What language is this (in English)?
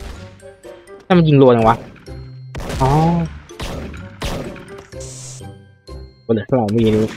Thai